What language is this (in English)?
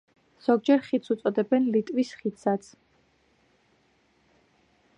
Georgian